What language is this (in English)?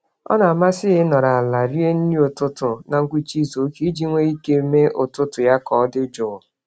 Igbo